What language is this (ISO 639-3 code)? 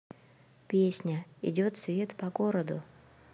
rus